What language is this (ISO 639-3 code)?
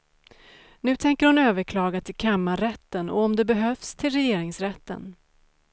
swe